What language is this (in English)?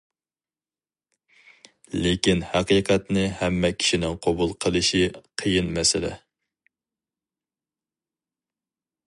Uyghur